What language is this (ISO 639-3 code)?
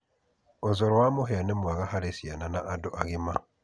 kik